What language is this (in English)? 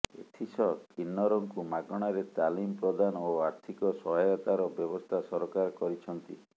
Odia